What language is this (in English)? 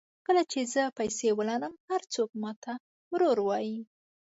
Pashto